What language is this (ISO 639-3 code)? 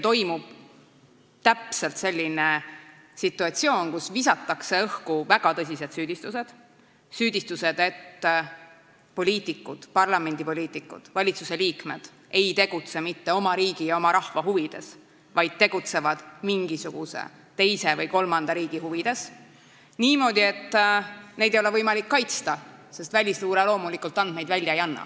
est